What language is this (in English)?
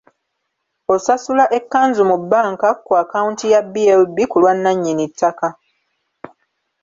Ganda